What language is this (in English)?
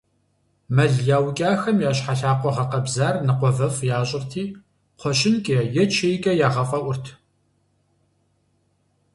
Kabardian